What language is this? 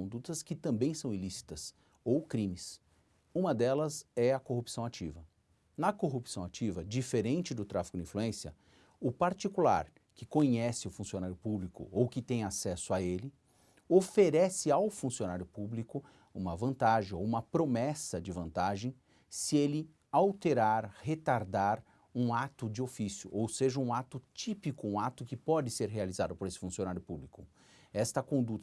Portuguese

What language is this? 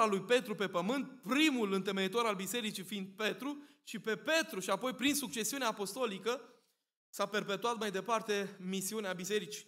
Romanian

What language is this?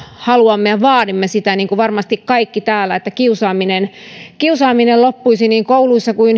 Finnish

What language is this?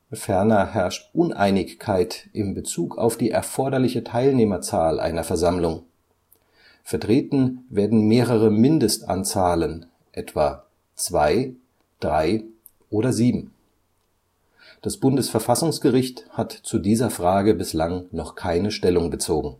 German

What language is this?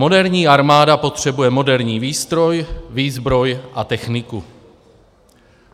Czech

